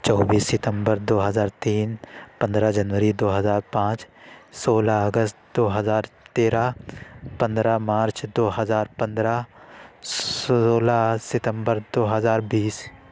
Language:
Urdu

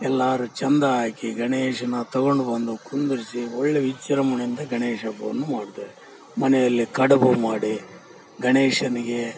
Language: Kannada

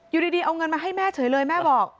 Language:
Thai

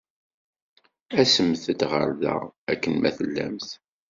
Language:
Kabyle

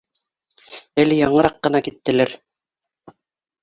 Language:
Bashkir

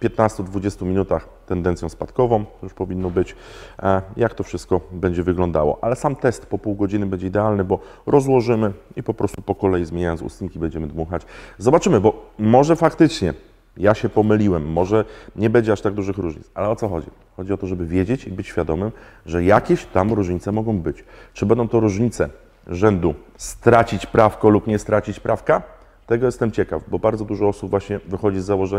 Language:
Polish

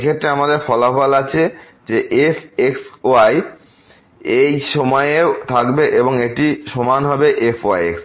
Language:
Bangla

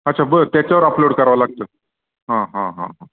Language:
Marathi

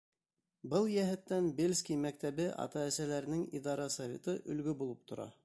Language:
Bashkir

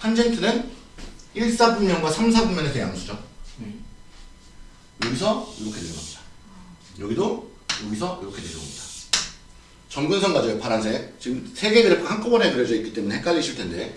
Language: Korean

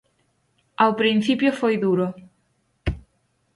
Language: Galician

